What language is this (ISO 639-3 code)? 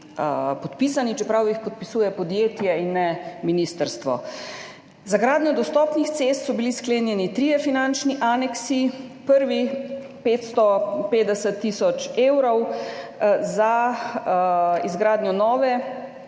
slv